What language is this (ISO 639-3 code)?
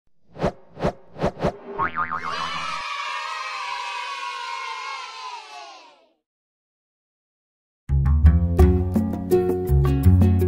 swe